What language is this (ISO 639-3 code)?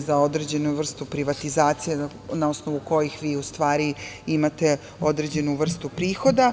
srp